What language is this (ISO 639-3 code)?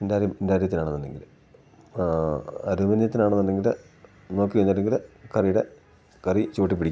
mal